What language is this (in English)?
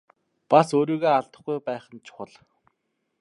Mongolian